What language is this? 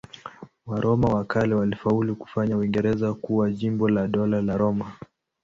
Swahili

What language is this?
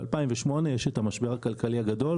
Hebrew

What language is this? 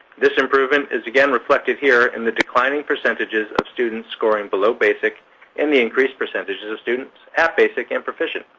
English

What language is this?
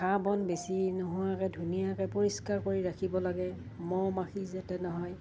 Assamese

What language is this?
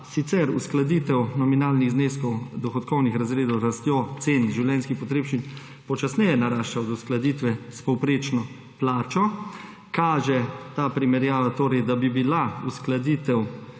Slovenian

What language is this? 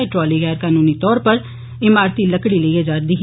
Dogri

